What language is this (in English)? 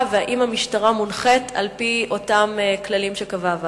Hebrew